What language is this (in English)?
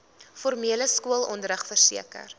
Afrikaans